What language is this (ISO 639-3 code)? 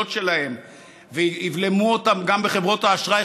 heb